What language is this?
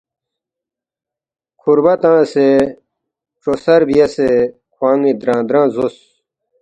Balti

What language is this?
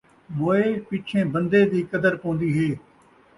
Saraiki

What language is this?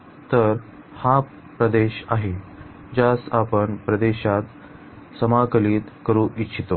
Marathi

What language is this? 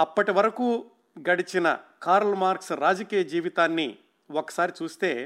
Telugu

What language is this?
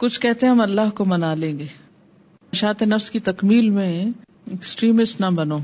Urdu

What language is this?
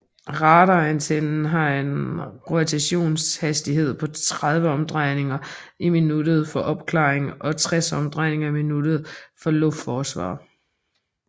Danish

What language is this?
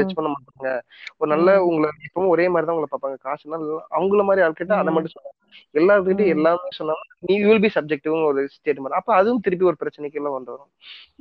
Tamil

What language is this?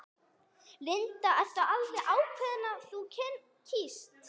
Icelandic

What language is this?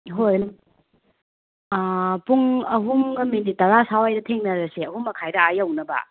Manipuri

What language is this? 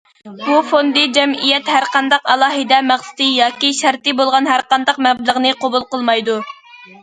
Uyghur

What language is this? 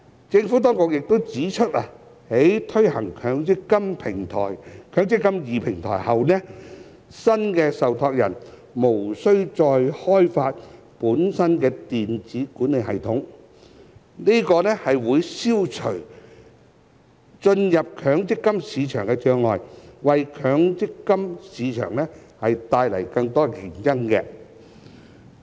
Cantonese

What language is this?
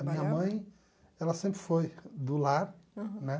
Portuguese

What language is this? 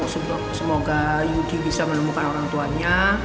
Indonesian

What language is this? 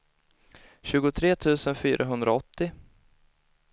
Swedish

